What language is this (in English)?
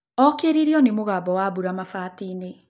Kikuyu